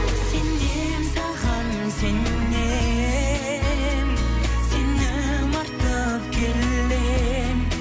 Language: Kazakh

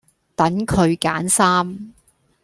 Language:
Cantonese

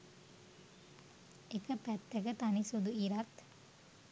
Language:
Sinhala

